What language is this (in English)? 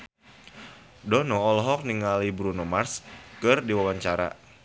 Sundanese